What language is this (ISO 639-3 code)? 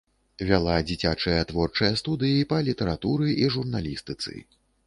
bel